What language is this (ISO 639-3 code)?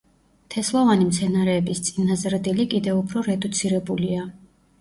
kat